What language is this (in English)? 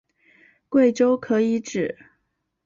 Chinese